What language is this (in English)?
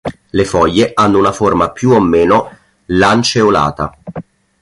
Italian